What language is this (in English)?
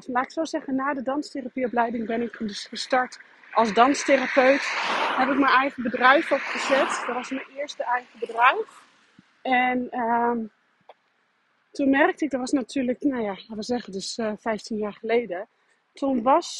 Dutch